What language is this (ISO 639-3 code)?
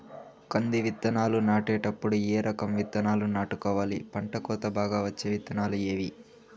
tel